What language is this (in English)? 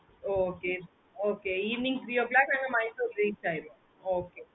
Tamil